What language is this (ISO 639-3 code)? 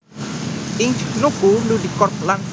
jav